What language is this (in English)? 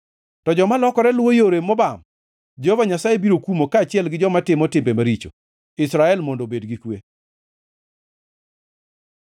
Luo (Kenya and Tanzania)